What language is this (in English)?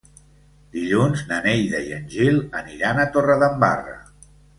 Catalan